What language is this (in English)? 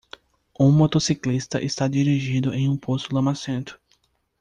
Portuguese